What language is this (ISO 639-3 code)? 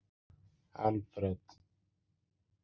isl